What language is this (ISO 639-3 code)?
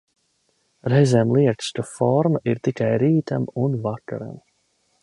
lav